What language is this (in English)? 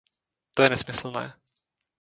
Czech